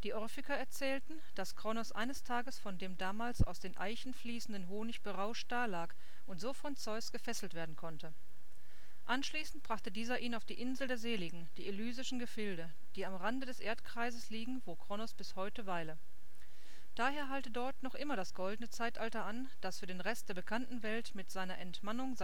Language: German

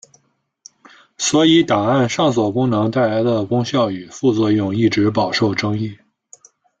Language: Chinese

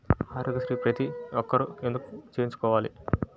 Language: Telugu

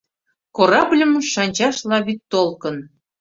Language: Mari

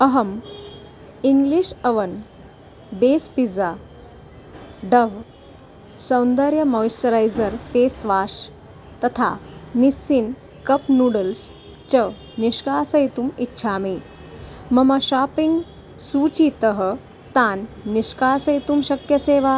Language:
Sanskrit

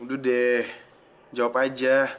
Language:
Indonesian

